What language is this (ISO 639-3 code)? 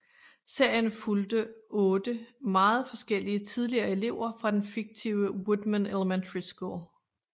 dan